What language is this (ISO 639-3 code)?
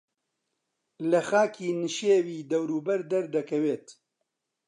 ckb